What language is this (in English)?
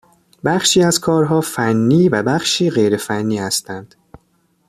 Persian